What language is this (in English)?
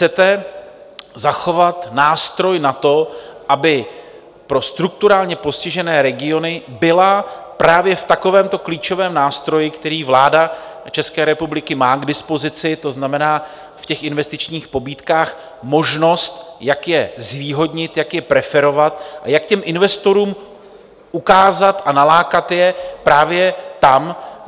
Czech